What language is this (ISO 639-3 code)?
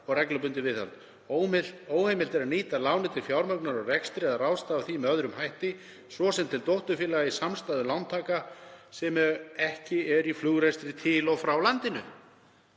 isl